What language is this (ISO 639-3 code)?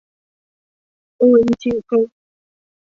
tha